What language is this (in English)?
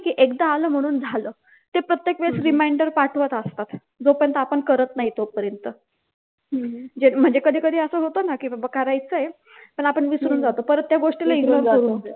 Marathi